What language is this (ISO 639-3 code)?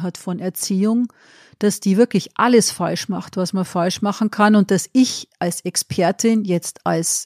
deu